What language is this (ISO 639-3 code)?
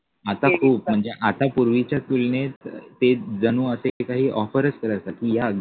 mar